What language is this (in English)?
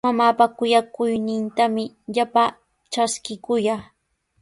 Sihuas Ancash Quechua